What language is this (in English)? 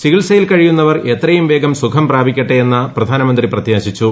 Malayalam